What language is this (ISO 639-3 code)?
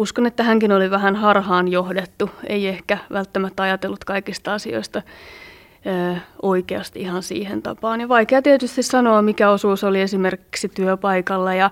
fin